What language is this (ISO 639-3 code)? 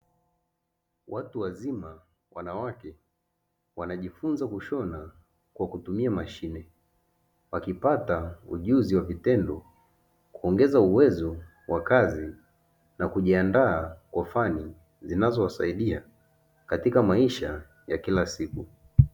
swa